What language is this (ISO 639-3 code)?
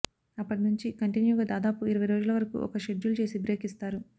tel